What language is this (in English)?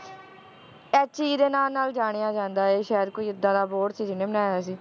Punjabi